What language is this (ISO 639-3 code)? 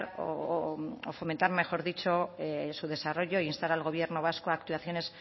spa